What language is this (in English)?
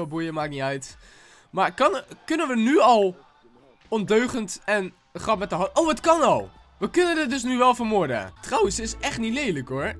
Dutch